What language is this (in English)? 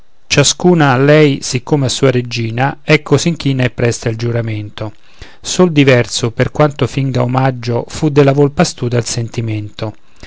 Italian